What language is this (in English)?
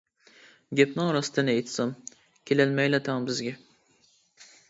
Uyghur